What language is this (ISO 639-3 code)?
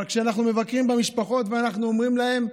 heb